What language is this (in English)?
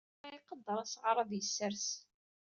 Kabyle